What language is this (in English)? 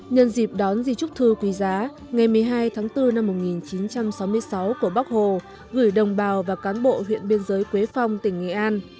Vietnamese